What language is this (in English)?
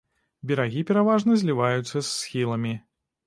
Belarusian